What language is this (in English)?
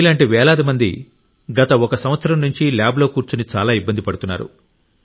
Telugu